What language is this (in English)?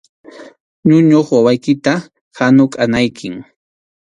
Arequipa-La Unión Quechua